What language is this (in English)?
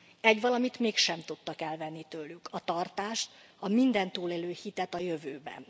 Hungarian